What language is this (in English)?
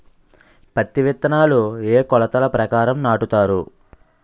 Telugu